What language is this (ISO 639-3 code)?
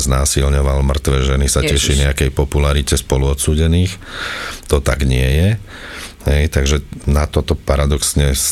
slk